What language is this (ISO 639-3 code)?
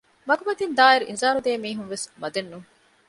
div